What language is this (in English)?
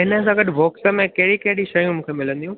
Sindhi